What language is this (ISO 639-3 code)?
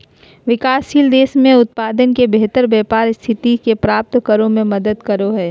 mag